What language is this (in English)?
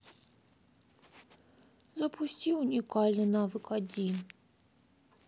Russian